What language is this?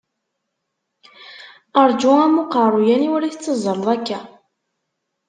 Kabyle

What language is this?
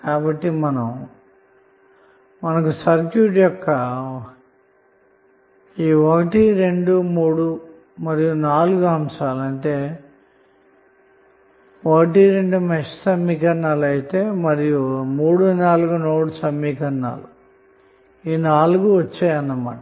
Telugu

